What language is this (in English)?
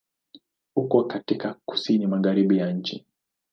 Swahili